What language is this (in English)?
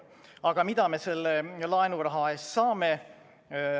Estonian